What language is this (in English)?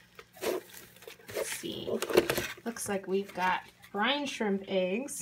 English